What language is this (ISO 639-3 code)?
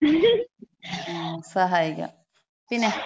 mal